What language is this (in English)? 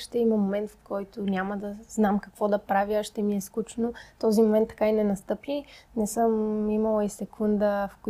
Bulgarian